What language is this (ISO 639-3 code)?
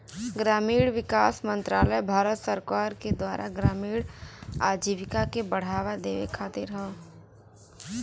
bho